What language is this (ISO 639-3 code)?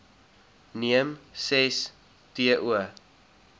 afr